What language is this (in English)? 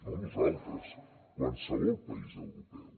Catalan